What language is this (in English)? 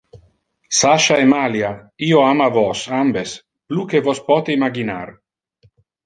Interlingua